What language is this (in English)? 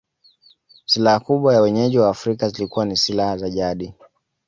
Swahili